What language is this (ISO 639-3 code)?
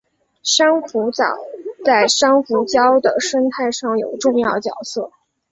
zho